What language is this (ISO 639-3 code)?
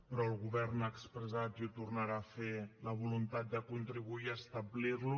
cat